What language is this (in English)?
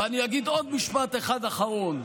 Hebrew